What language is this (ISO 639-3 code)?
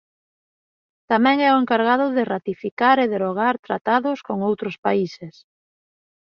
glg